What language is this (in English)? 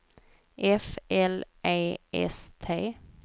Swedish